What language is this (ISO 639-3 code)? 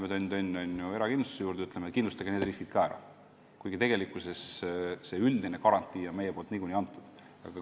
est